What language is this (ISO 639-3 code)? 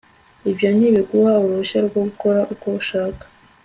kin